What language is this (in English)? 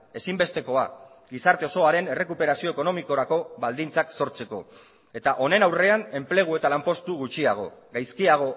Basque